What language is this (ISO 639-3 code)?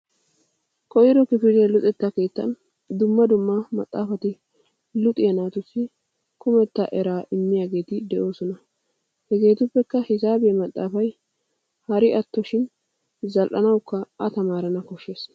wal